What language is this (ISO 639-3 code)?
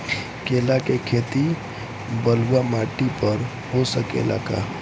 bho